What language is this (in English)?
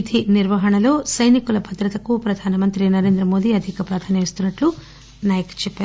Telugu